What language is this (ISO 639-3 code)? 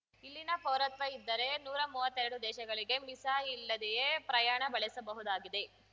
kan